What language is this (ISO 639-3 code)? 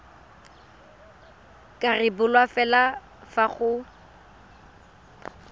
tsn